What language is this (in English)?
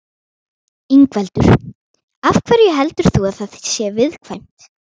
Icelandic